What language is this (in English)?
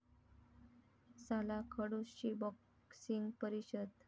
Marathi